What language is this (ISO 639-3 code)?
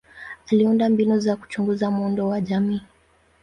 swa